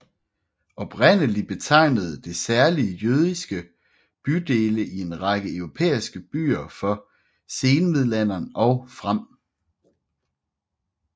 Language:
Danish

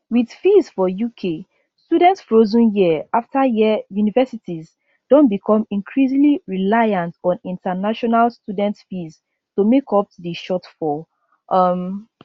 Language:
Nigerian Pidgin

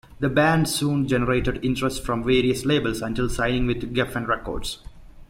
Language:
English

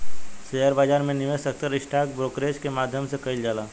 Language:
Bhojpuri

